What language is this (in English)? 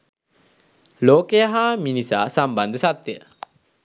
Sinhala